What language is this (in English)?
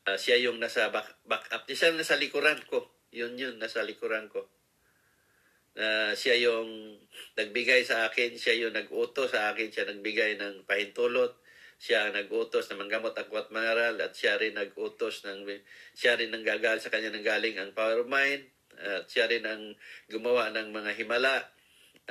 Filipino